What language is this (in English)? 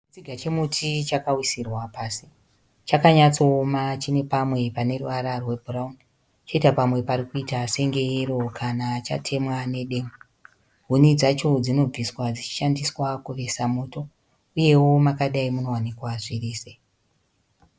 Shona